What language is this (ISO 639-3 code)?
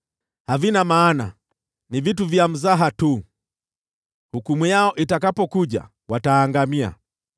swa